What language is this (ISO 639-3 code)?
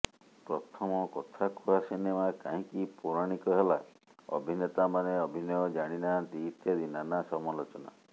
ori